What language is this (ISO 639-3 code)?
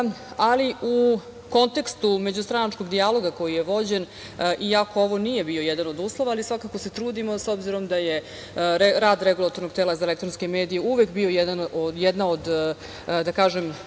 srp